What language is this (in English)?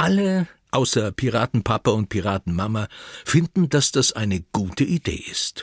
German